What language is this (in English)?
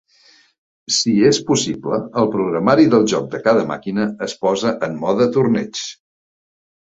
Catalan